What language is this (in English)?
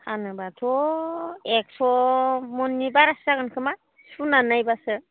Bodo